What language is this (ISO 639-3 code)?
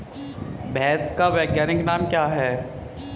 hin